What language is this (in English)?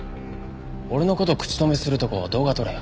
Japanese